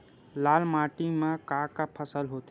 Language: Chhattisgarhi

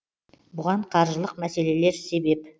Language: Kazakh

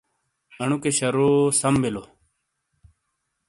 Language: Shina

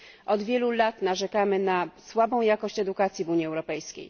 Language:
Polish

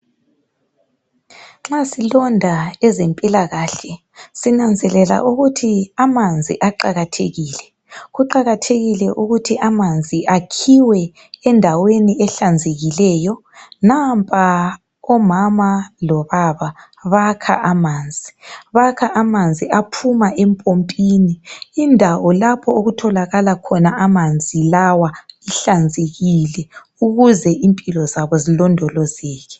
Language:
North Ndebele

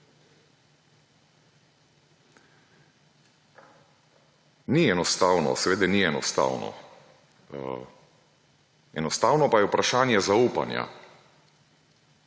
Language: Slovenian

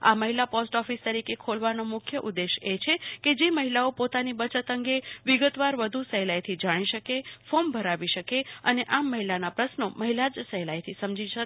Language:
Gujarati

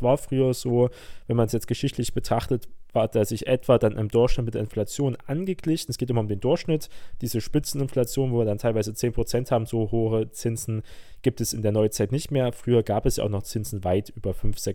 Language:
German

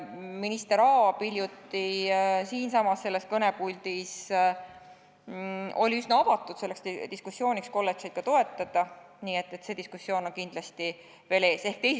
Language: Estonian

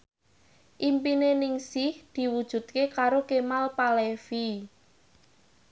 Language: Javanese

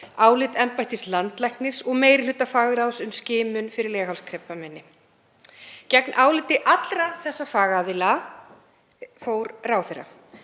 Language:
Icelandic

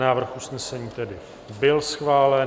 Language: Czech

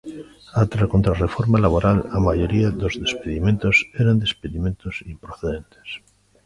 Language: Galician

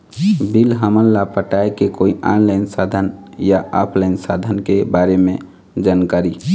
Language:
Chhattisgarhi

